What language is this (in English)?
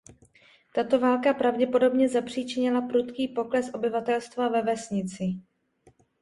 Czech